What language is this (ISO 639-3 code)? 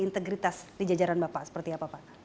ind